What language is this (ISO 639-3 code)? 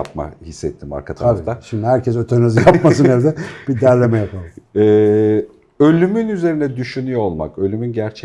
tur